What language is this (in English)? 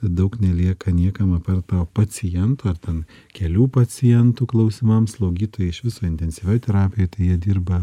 Lithuanian